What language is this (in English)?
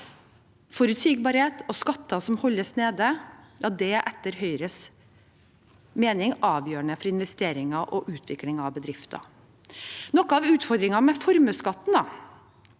Norwegian